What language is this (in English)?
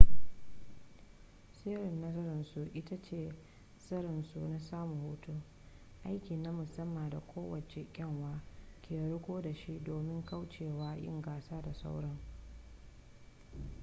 Hausa